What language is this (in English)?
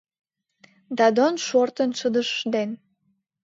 Mari